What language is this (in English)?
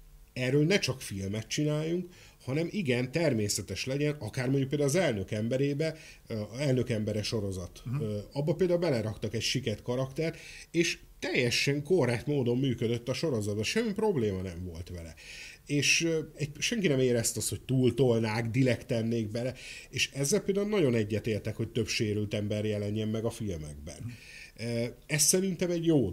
Hungarian